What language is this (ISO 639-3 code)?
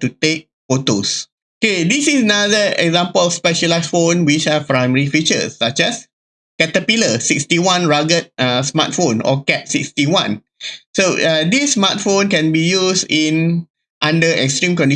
eng